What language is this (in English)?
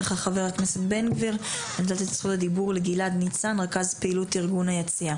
Hebrew